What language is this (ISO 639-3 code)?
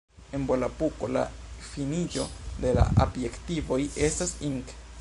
epo